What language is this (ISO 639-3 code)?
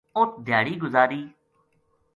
gju